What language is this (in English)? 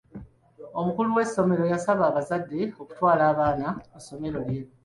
Ganda